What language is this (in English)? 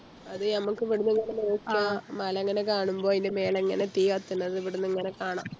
Malayalam